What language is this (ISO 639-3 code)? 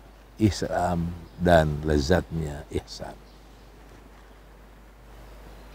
ind